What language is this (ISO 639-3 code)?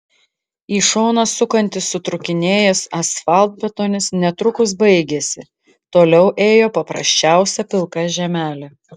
lit